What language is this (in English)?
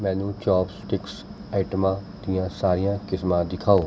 Punjabi